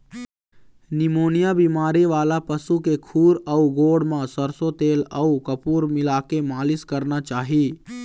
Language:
Chhattisgarhi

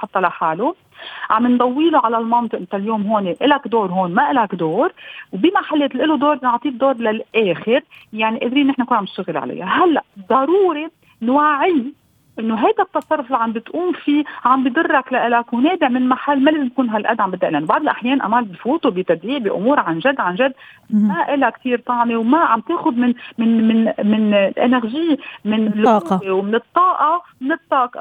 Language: Arabic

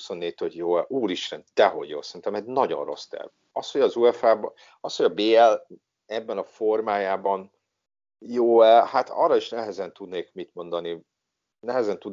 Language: Hungarian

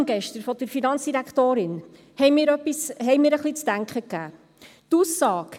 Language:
Swiss German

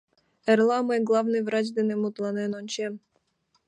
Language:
Mari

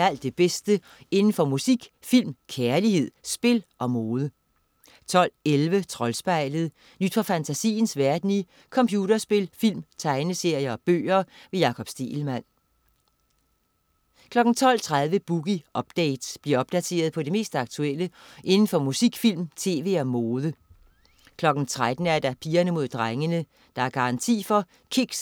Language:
Danish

